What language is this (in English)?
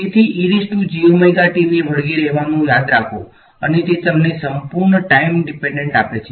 Gujarati